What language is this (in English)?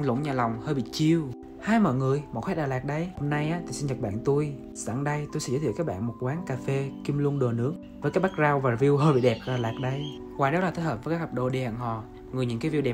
Vietnamese